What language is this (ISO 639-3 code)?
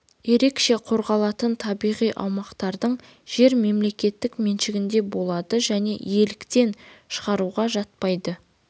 kaz